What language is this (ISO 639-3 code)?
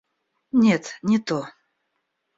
rus